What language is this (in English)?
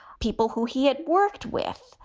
English